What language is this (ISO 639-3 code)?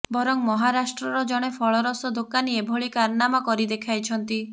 ori